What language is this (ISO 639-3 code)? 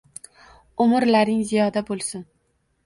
uzb